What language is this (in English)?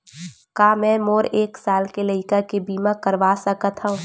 Chhattisgarhi